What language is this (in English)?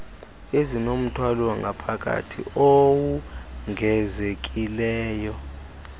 Xhosa